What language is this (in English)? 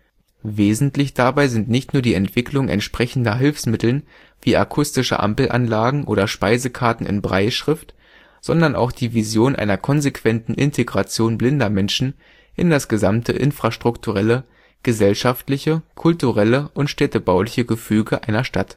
German